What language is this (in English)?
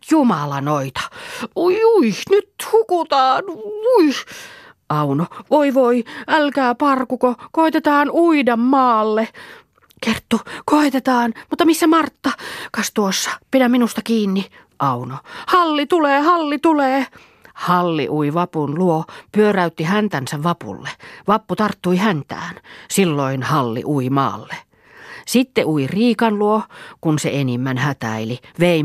Finnish